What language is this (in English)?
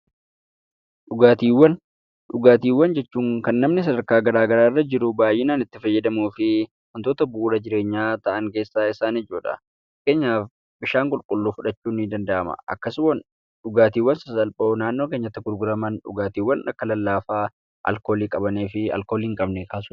Oromo